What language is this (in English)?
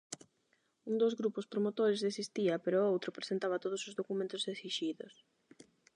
Galician